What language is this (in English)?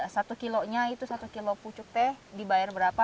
Indonesian